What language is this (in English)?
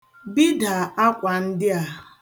Igbo